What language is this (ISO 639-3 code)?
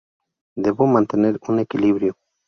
spa